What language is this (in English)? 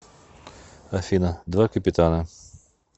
Russian